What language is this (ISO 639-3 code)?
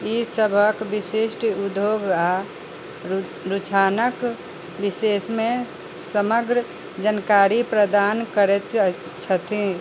mai